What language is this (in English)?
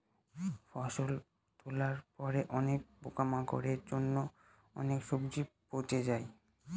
Bangla